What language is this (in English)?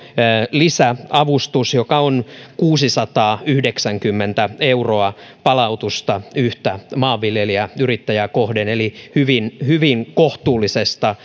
Finnish